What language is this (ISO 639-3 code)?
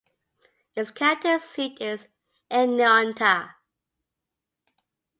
eng